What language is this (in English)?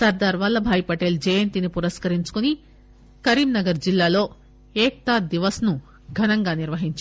Telugu